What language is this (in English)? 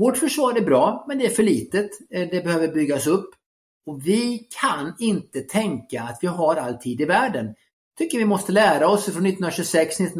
Swedish